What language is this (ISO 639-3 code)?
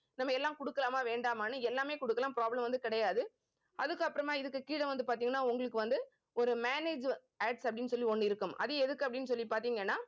tam